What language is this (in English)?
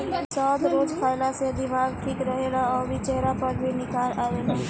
Bhojpuri